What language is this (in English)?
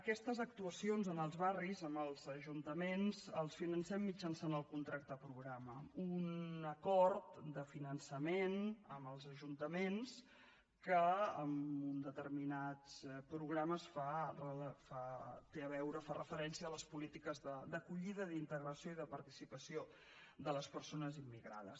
Catalan